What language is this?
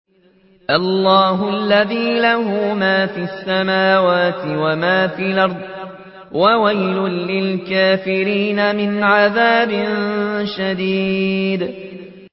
Arabic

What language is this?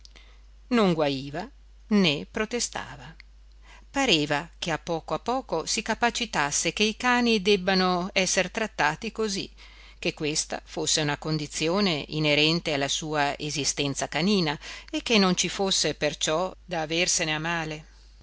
Italian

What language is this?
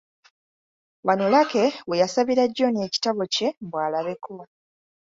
Ganda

